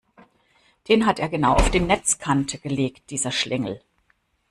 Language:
German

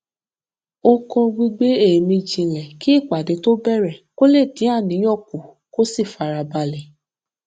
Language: Yoruba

